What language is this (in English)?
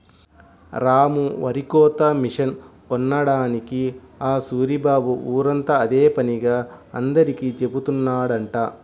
Telugu